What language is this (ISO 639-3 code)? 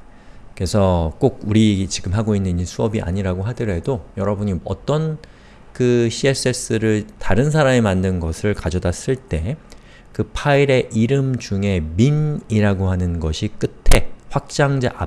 kor